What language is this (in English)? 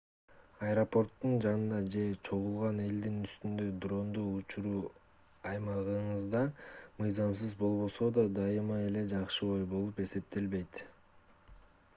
Kyrgyz